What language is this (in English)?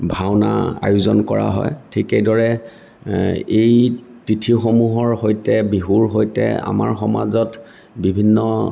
Assamese